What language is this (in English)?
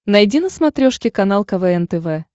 Russian